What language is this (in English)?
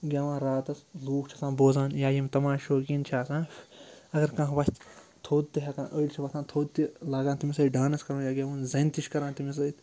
Kashmiri